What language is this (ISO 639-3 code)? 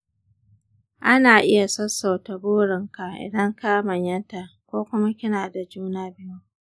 hau